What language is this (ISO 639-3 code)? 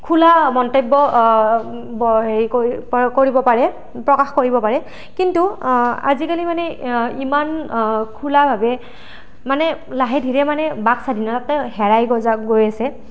asm